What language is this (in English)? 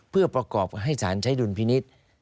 Thai